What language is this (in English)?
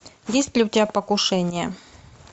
Russian